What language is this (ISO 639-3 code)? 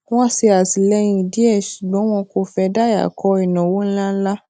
yor